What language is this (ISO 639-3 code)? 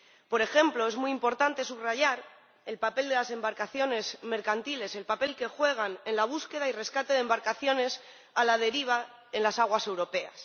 spa